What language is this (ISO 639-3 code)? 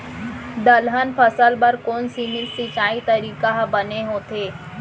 hne